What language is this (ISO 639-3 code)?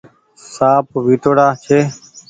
gig